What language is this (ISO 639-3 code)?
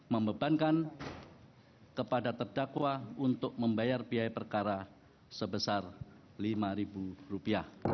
ind